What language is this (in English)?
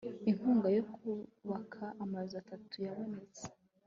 Kinyarwanda